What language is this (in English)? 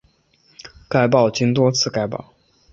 Chinese